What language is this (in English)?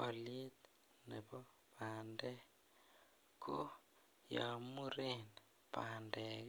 Kalenjin